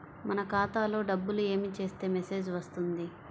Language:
Telugu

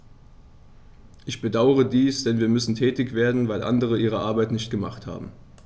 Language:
German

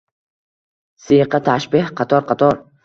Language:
Uzbek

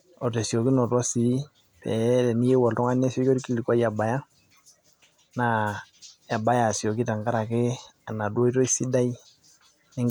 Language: Masai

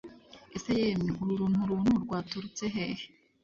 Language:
Kinyarwanda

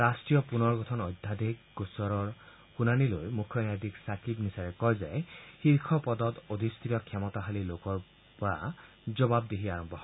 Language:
Assamese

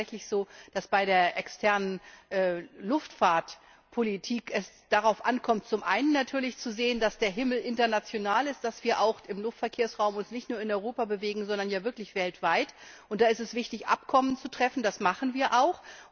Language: German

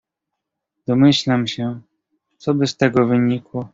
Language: Polish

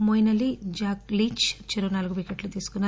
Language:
Telugu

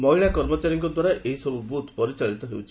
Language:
Odia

